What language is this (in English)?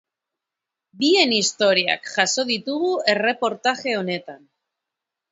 Basque